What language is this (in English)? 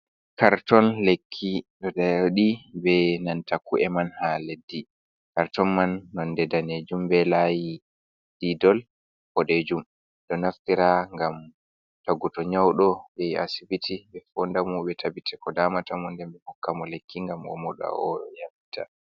Fula